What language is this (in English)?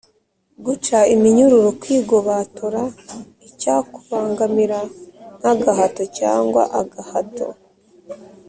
Kinyarwanda